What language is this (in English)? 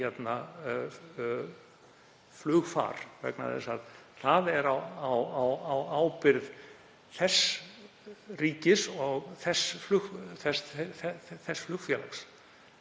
Icelandic